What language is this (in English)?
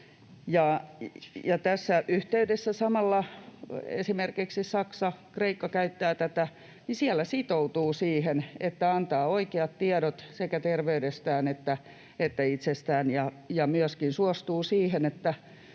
Finnish